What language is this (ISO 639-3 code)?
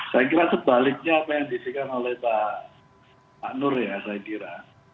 ind